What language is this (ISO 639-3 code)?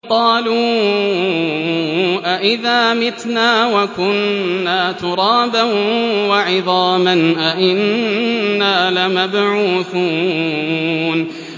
ara